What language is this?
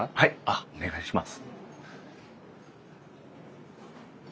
Japanese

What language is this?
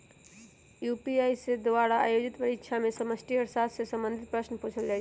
Magahi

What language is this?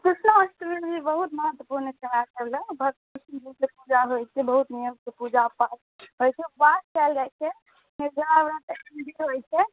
Maithili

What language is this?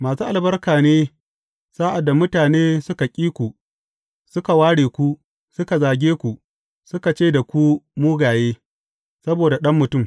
Hausa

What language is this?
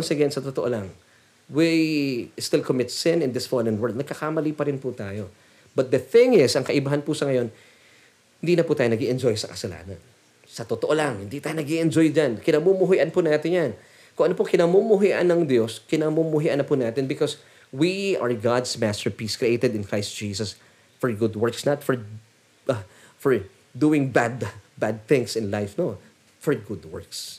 Filipino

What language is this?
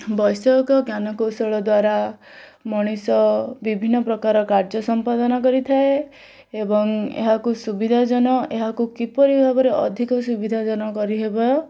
Odia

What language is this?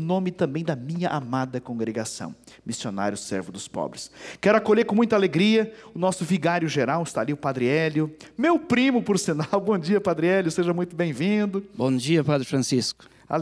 Portuguese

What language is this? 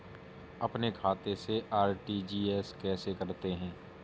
Hindi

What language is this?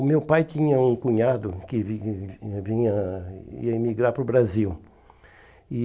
Portuguese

